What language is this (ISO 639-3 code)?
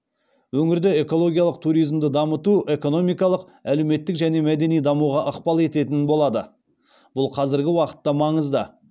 kaz